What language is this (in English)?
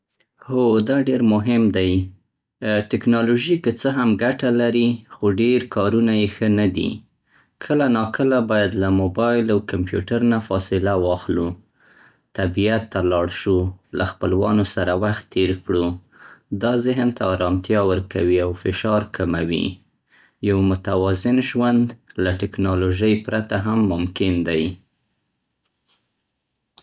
Central Pashto